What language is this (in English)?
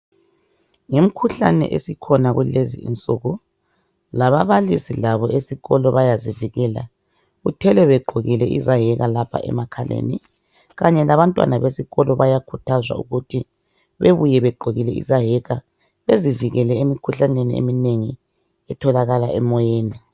North Ndebele